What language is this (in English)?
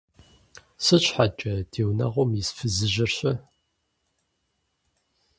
Kabardian